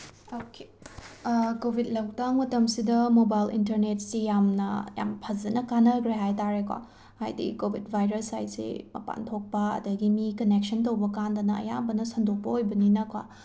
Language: Manipuri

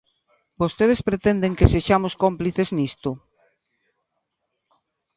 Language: Galician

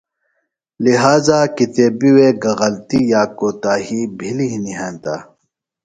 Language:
Phalura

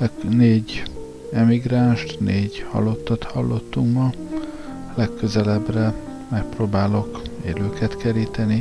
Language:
Hungarian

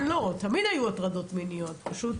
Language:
Hebrew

